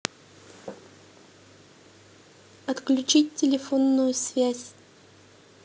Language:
Russian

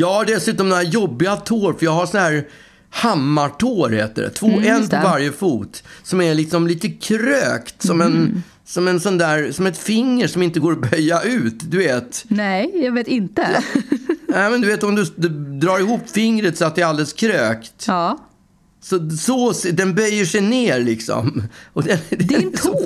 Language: Swedish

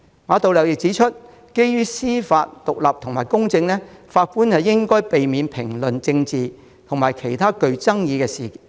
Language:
Cantonese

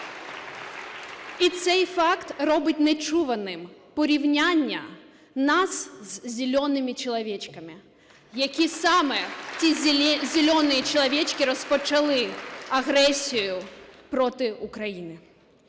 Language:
Ukrainian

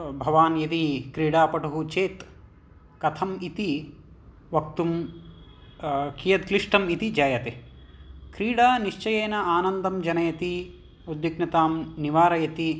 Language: Sanskrit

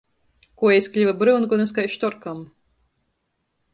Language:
Latgalian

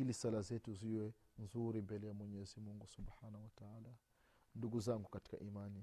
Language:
Swahili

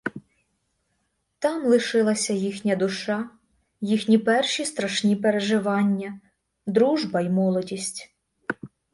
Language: Ukrainian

